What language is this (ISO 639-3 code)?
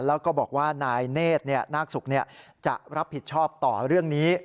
tha